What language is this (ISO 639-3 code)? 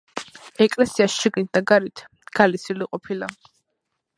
kat